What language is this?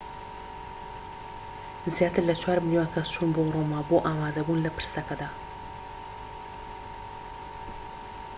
Central Kurdish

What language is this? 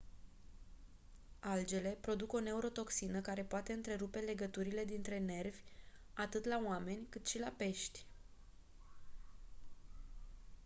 Romanian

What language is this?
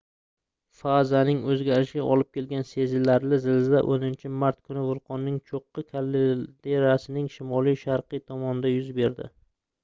Uzbek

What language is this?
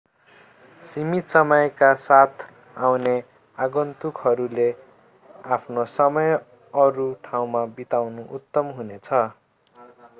Nepali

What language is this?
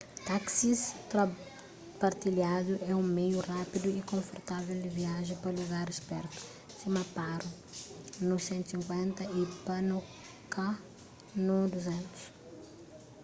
Kabuverdianu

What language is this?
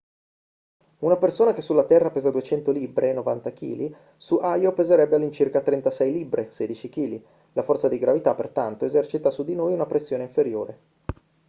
Italian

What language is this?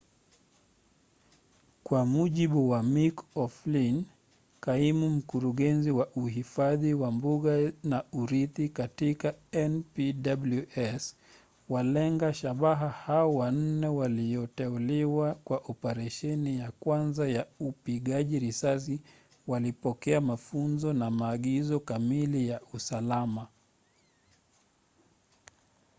Swahili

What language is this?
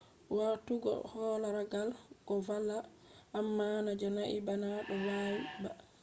Fula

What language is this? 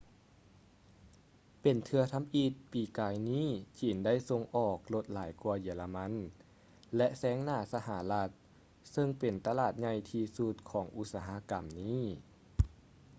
Lao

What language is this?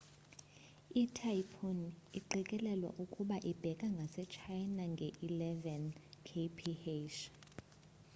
Xhosa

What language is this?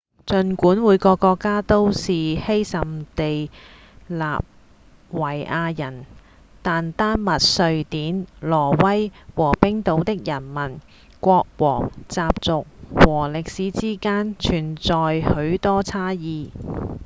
Cantonese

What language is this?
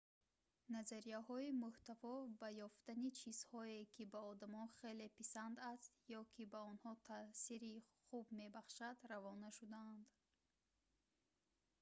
Tajik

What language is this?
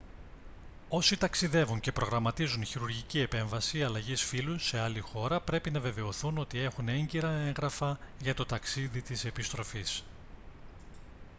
Greek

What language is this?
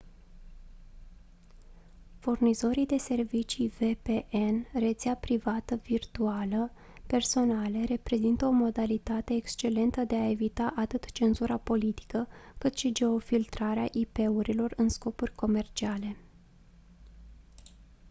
Romanian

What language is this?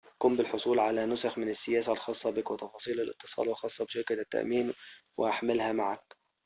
Arabic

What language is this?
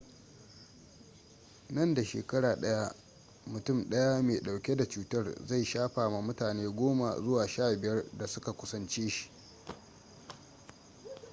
Hausa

